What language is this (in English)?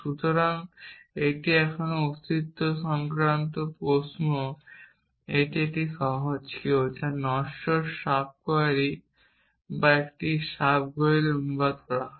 Bangla